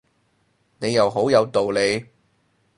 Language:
Cantonese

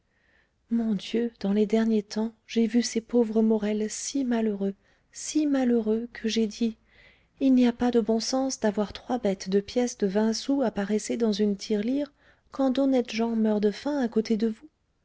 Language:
French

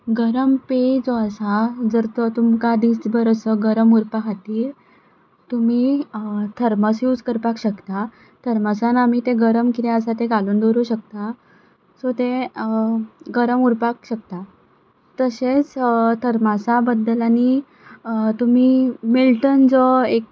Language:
Konkani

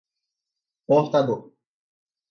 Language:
Portuguese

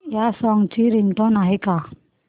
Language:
Marathi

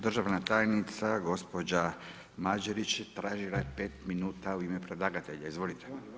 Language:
Croatian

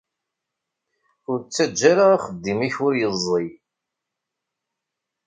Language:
Kabyle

